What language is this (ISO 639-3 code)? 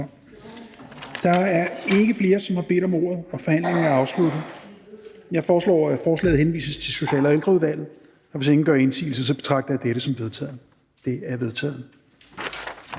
dan